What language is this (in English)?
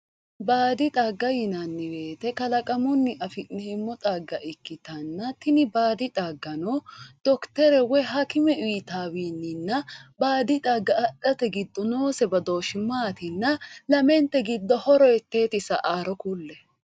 Sidamo